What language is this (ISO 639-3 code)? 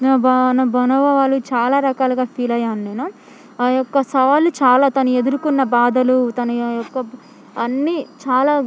tel